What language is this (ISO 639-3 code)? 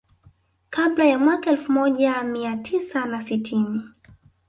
swa